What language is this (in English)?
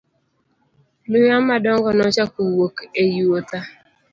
Luo (Kenya and Tanzania)